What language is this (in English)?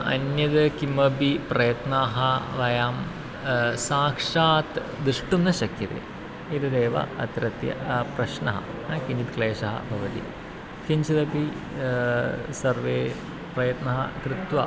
Sanskrit